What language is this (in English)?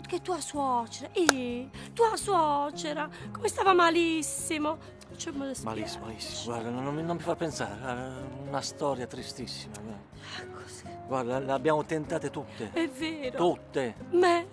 Italian